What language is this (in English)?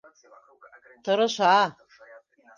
Bashkir